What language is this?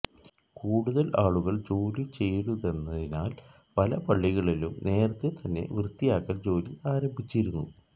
Malayalam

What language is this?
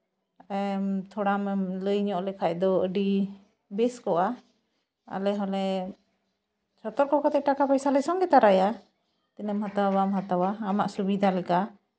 Santali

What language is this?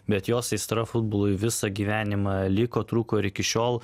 Lithuanian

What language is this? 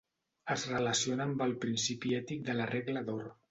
Catalan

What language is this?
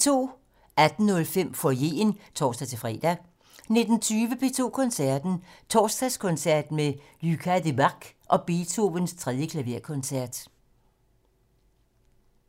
Danish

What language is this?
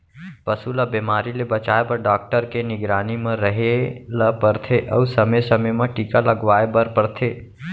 Chhattisgarhi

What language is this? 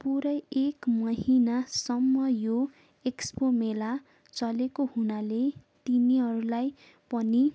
Nepali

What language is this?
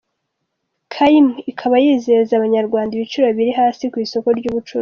Kinyarwanda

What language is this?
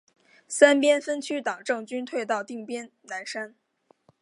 Chinese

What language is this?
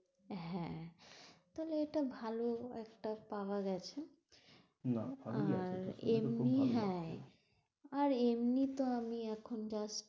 Bangla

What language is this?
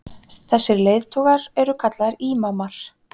Icelandic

